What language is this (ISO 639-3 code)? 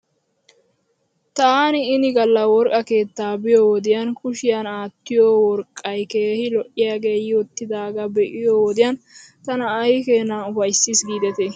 wal